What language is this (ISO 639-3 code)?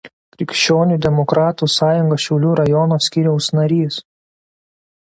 lit